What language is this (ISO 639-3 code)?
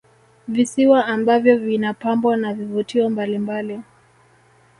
swa